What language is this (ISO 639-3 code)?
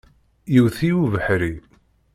kab